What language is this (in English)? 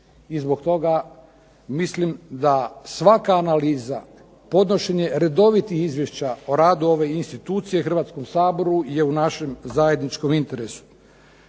Croatian